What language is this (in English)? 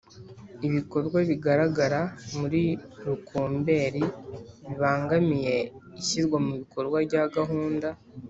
Kinyarwanda